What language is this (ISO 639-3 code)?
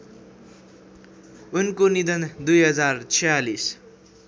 nep